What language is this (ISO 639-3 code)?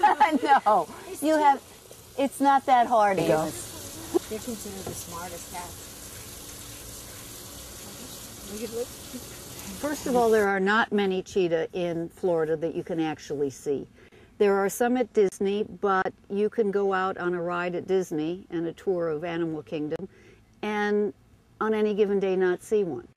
eng